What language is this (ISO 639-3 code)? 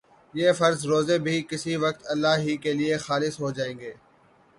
urd